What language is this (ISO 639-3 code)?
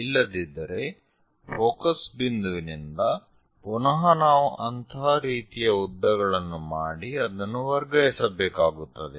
kan